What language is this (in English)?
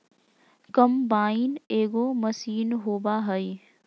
Magahi